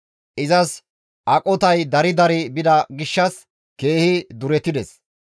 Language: Gamo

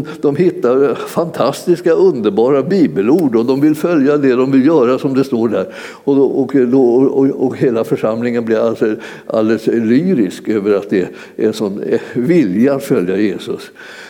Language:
Swedish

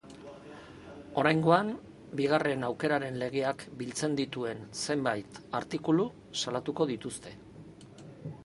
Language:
Basque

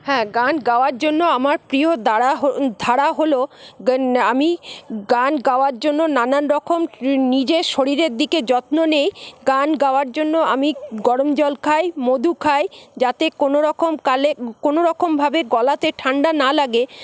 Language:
Bangla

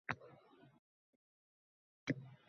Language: Uzbek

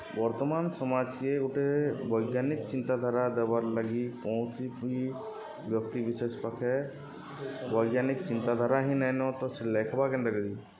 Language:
Odia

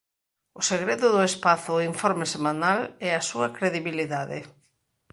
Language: Galician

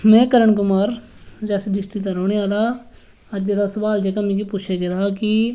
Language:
Dogri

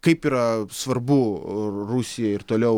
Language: Lithuanian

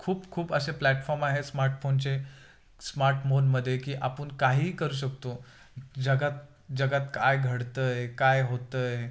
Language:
Marathi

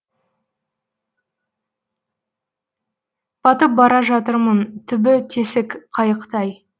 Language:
Kazakh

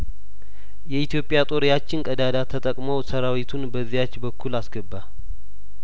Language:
Amharic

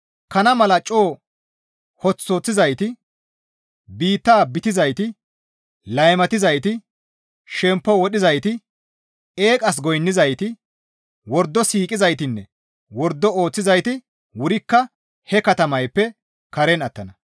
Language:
Gamo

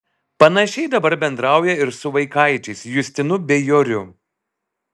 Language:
Lithuanian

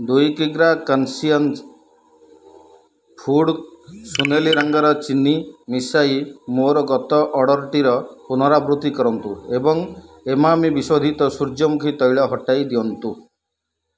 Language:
Odia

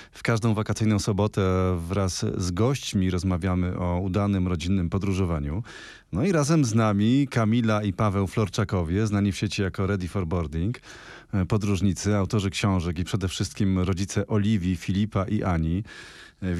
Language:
Polish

